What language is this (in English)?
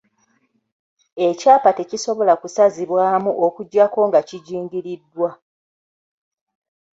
Ganda